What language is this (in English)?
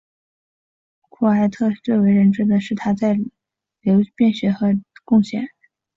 Chinese